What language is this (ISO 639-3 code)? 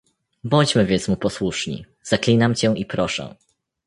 pol